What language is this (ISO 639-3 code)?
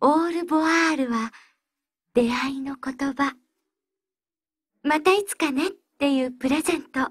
jpn